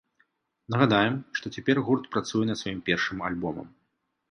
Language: Belarusian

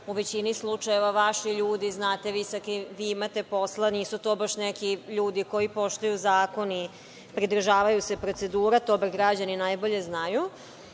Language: Serbian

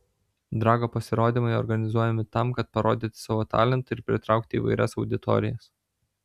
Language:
Lithuanian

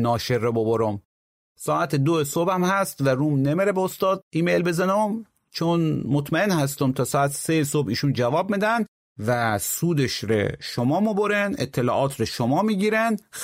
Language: Persian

